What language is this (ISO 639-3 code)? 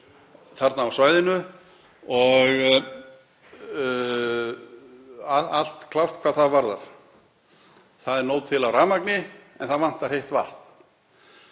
isl